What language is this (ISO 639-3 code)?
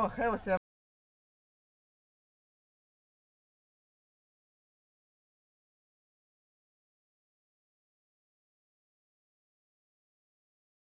zho